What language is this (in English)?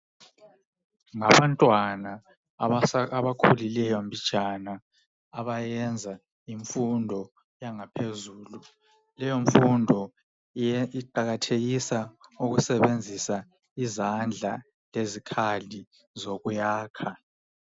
North Ndebele